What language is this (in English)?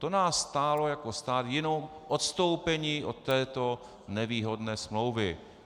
Czech